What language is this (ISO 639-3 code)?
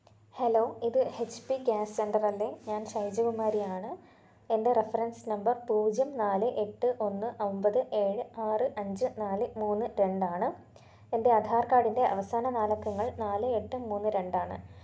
mal